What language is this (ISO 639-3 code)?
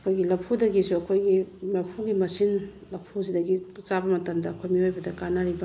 mni